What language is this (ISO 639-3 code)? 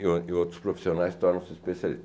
por